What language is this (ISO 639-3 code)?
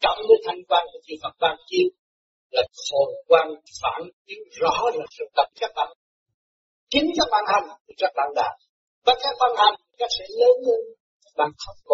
vie